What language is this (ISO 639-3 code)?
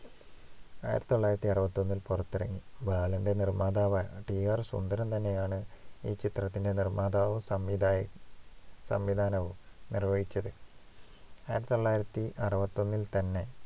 mal